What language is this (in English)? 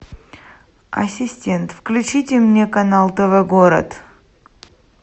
Russian